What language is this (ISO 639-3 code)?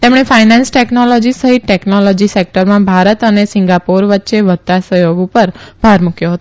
guj